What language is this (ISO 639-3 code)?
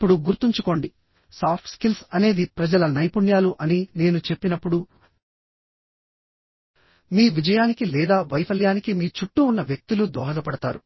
tel